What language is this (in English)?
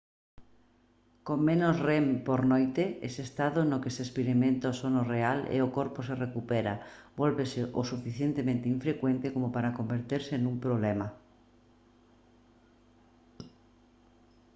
Galician